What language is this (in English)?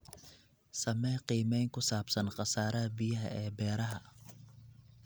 Somali